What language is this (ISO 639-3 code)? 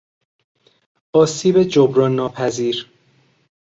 fas